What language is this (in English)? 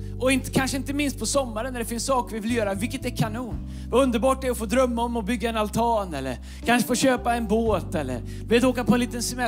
Swedish